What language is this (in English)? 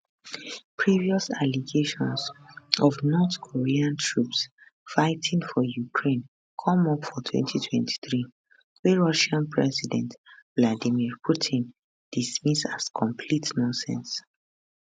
Nigerian Pidgin